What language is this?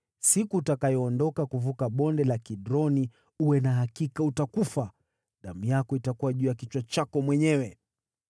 Swahili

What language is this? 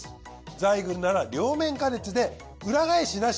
Japanese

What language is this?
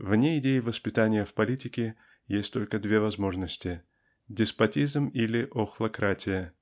Russian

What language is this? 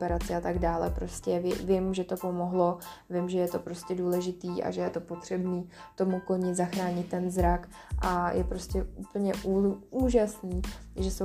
Czech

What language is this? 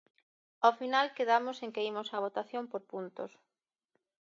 Galician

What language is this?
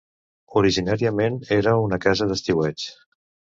Catalan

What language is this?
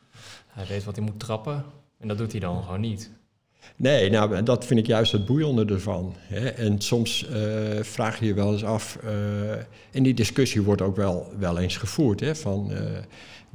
Dutch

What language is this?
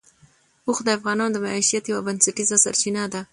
Pashto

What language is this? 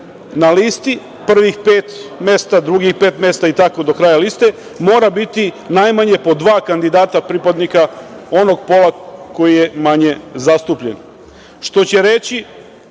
Serbian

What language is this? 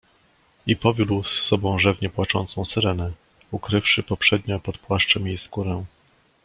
Polish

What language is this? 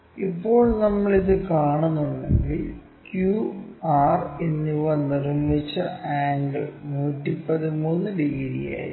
Malayalam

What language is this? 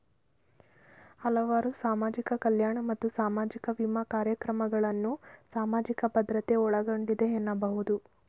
Kannada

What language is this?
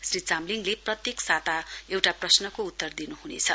Nepali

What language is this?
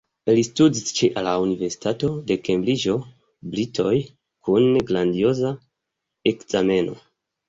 Esperanto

